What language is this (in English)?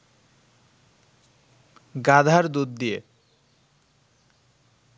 Bangla